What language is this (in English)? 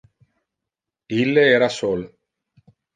Interlingua